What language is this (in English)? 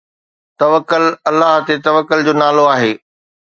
Sindhi